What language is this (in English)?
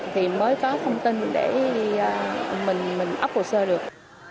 Vietnamese